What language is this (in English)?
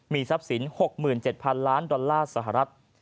Thai